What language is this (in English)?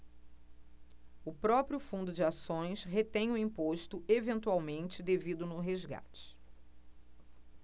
Portuguese